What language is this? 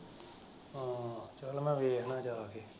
Punjabi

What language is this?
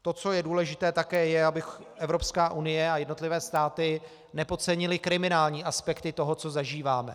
Czech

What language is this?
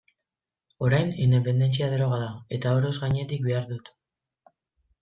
Basque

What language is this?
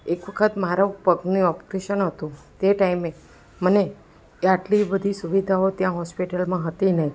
Gujarati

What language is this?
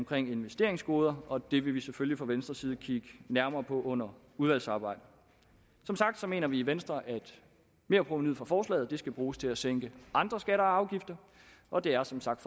Danish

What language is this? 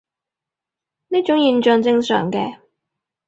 Cantonese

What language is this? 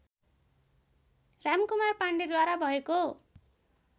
Nepali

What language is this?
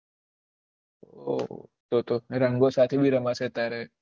Gujarati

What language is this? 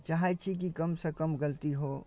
Maithili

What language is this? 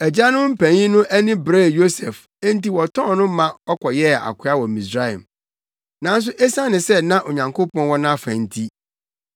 Akan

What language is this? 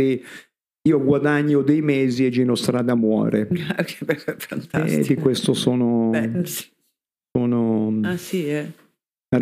Italian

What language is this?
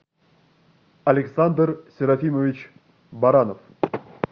Russian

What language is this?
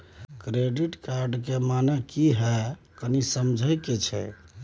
Maithili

